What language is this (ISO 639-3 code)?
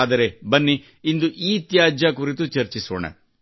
kan